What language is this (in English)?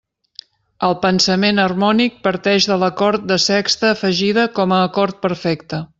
Catalan